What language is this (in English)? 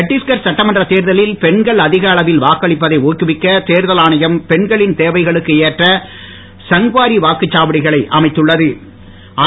Tamil